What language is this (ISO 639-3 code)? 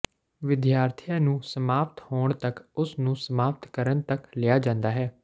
pan